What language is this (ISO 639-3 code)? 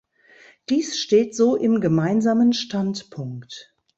deu